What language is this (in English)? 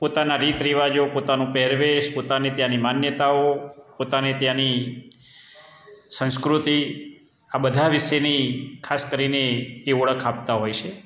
Gujarati